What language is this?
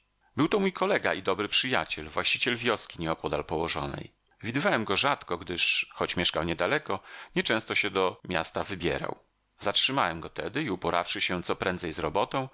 Polish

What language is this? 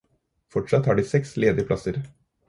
Norwegian Bokmål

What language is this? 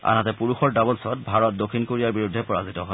Assamese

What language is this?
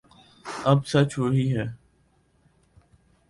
Urdu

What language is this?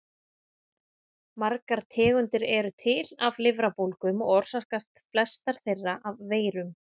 Icelandic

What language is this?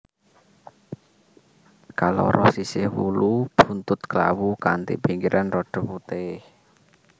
Javanese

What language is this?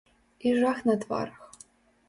Belarusian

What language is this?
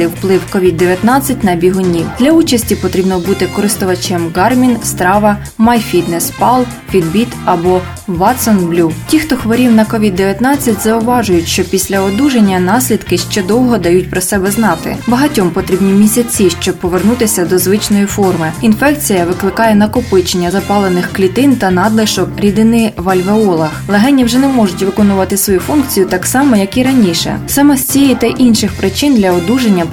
Ukrainian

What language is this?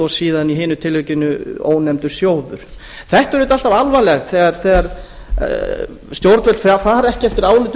Icelandic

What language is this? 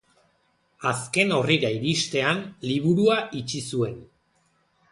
Basque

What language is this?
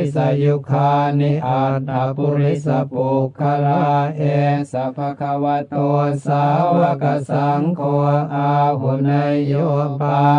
Thai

